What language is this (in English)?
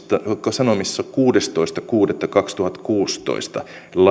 Finnish